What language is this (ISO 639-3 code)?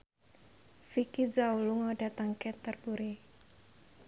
jav